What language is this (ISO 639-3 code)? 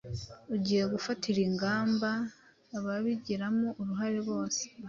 kin